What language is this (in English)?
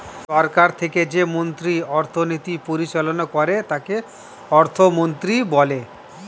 Bangla